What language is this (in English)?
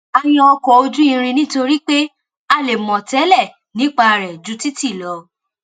Yoruba